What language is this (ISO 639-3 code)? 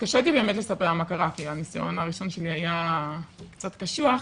heb